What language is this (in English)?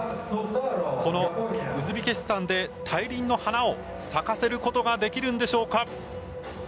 Japanese